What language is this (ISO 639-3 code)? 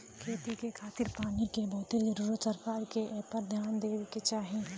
bho